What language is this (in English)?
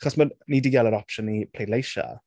Welsh